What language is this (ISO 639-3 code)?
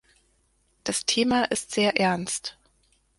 deu